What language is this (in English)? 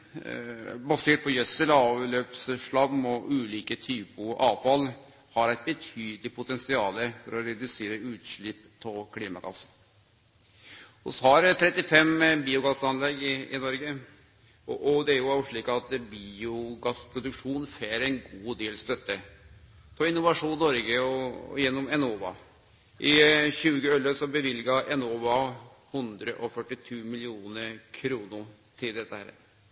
Norwegian Nynorsk